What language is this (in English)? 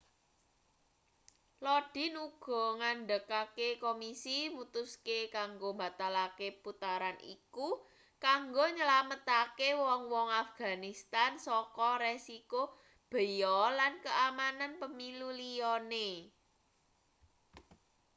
Javanese